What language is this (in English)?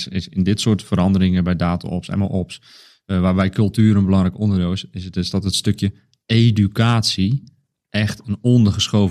Dutch